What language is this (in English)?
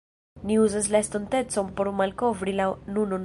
Esperanto